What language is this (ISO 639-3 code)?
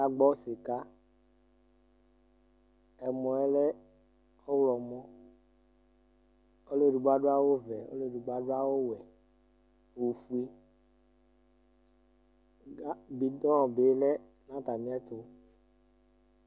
kpo